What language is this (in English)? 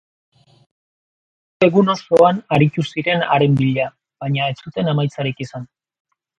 Basque